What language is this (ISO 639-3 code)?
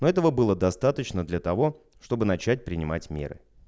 rus